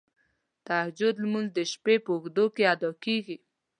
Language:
Pashto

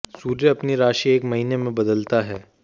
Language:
Hindi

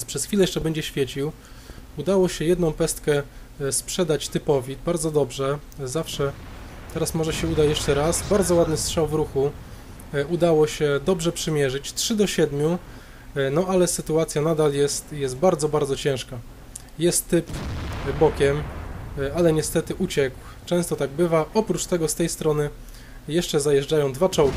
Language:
Polish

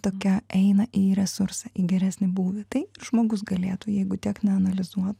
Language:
Lithuanian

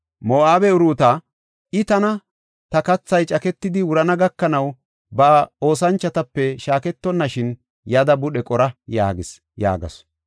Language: Gofa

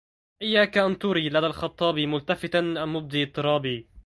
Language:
Arabic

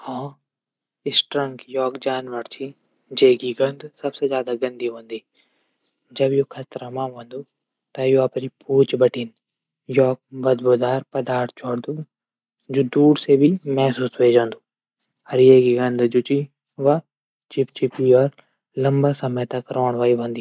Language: Garhwali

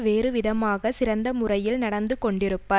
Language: Tamil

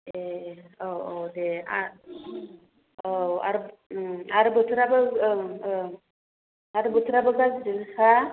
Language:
Bodo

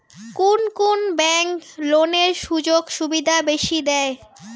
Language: Bangla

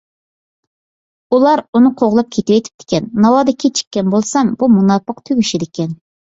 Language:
Uyghur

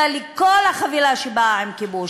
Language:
Hebrew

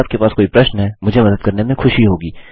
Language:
Hindi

